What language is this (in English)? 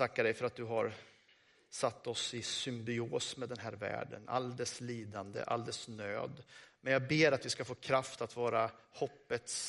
Swedish